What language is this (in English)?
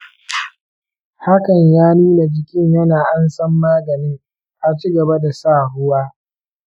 Hausa